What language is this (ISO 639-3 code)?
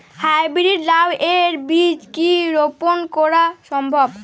ben